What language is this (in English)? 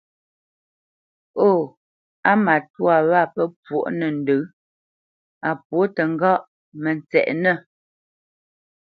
Bamenyam